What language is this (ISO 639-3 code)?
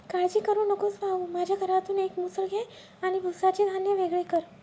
mar